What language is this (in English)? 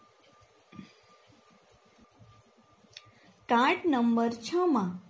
Gujarati